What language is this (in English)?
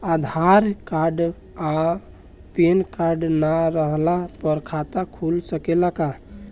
Bhojpuri